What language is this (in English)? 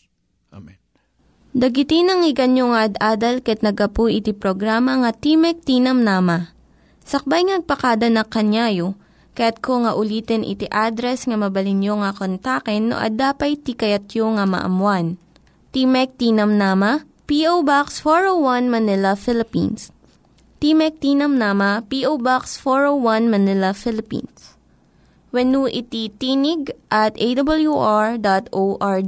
Filipino